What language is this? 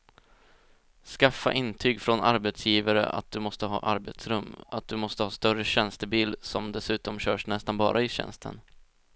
Swedish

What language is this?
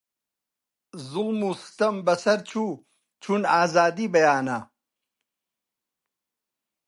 Central Kurdish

